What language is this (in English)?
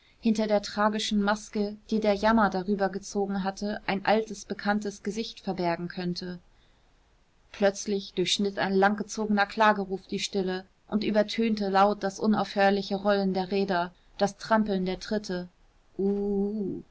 German